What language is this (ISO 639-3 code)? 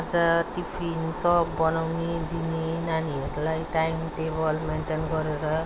nep